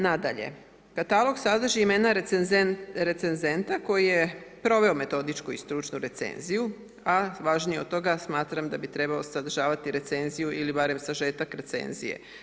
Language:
Croatian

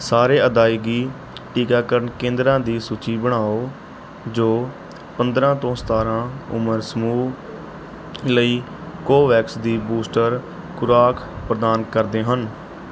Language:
Punjabi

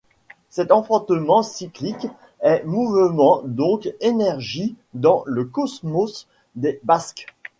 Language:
French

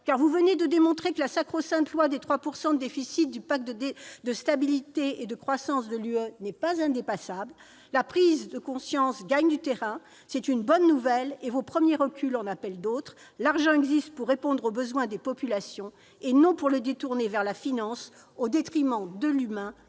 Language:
French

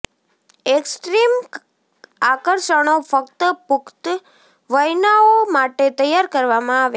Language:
Gujarati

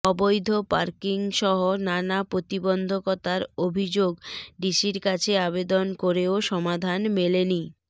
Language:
Bangla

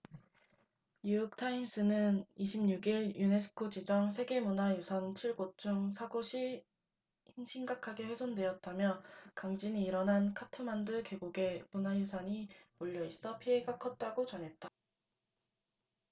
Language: Korean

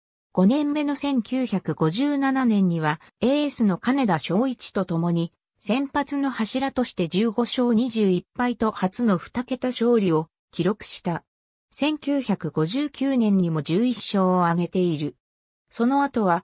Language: Japanese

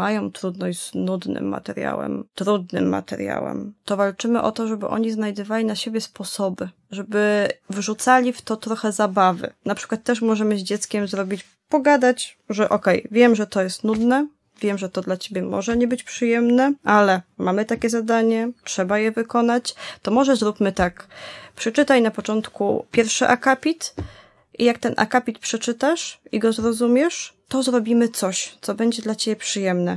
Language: Polish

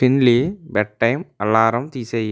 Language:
Telugu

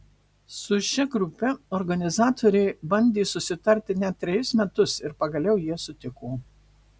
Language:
Lithuanian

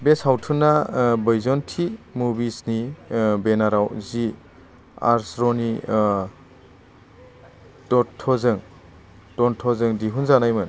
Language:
Bodo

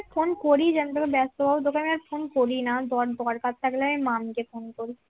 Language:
Bangla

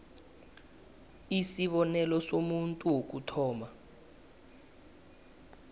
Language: South Ndebele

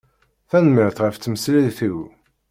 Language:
Kabyle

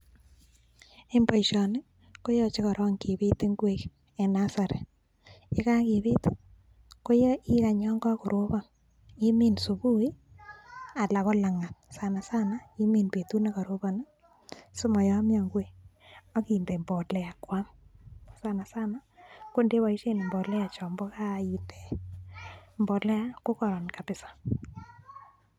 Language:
Kalenjin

